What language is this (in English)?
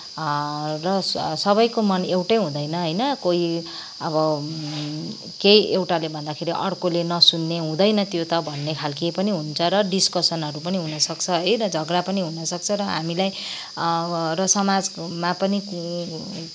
Nepali